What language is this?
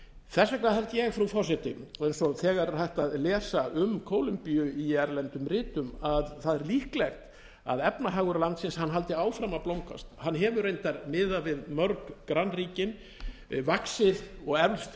Icelandic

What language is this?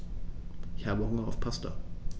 German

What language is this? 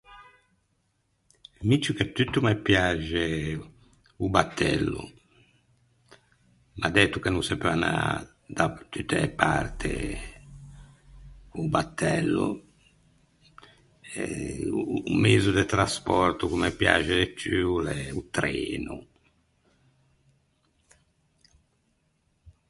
Ligurian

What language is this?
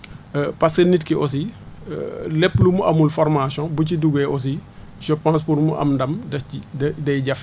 Wolof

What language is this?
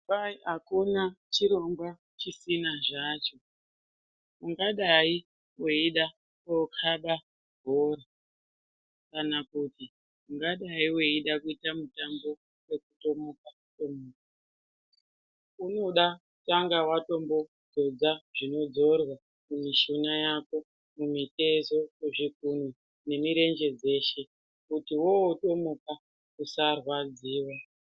Ndau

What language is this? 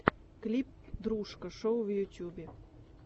Russian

